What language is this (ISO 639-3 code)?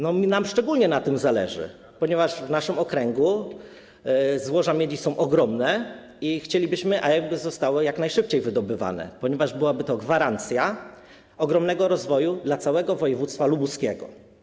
pol